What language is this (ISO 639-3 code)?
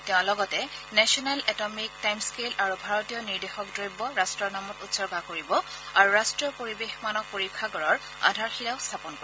asm